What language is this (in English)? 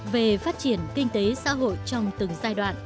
Vietnamese